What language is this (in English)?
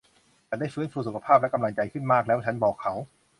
Thai